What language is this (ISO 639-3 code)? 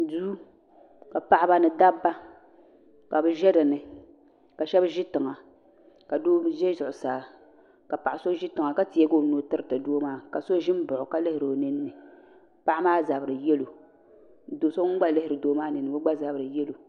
dag